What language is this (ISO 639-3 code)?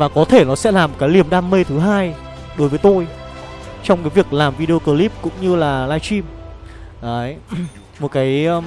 vie